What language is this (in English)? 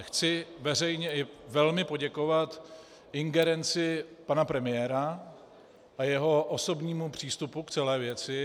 Czech